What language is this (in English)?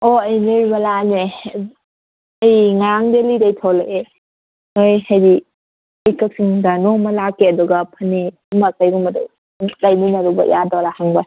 Manipuri